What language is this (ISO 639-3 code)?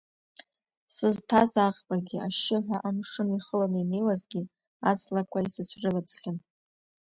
abk